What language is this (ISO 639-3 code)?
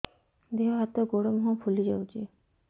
ori